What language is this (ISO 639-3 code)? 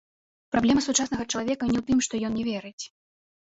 bel